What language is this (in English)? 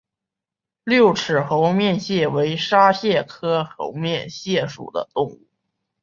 Chinese